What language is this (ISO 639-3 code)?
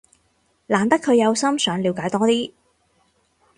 yue